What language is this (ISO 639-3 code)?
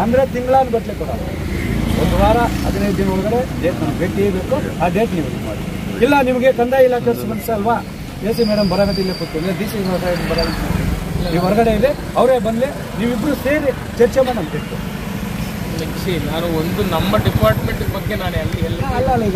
kan